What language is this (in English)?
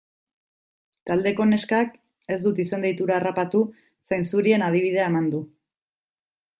Basque